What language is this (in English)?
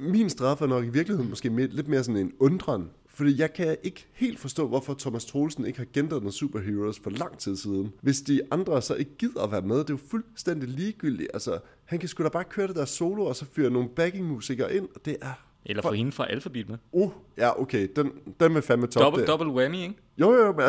Danish